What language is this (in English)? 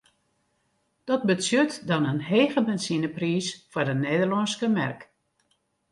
Western Frisian